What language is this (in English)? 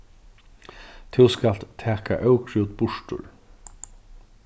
Faroese